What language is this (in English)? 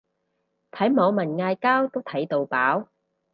Cantonese